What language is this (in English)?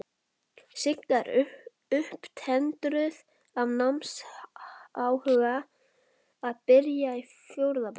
Icelandic